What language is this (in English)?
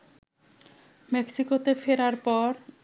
Bangla